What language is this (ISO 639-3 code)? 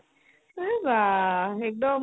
asm